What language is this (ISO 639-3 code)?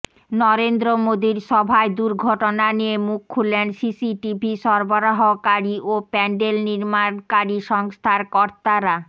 ben